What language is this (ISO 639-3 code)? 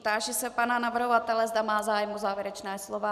ces